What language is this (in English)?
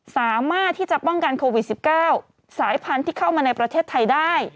Thai